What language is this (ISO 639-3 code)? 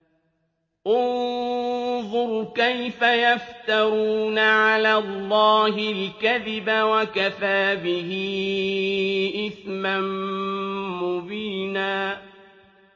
ara